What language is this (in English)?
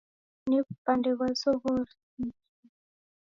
Taita